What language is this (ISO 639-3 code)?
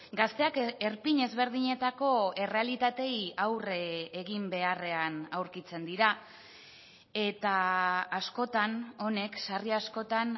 eus